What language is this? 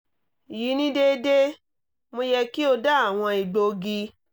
Yoruba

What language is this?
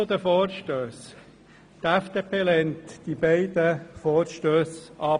Swiss German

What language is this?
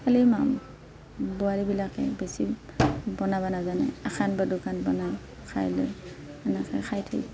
Assamese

